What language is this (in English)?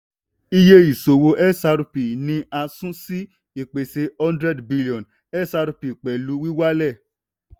Yoruba